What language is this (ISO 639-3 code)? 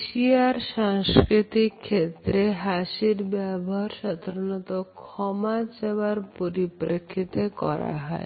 ben